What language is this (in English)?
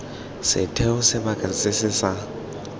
Tswana